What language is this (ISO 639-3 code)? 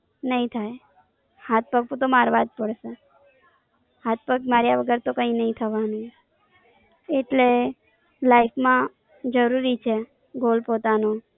guj